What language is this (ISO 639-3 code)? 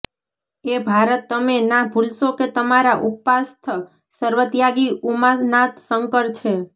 guj